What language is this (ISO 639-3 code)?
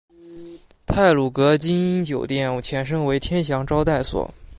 zho